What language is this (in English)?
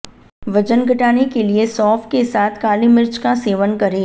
Hindi